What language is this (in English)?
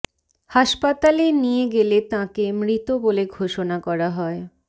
Bangla